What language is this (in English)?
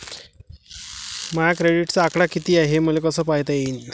Marathi